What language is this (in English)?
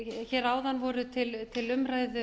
Icelandic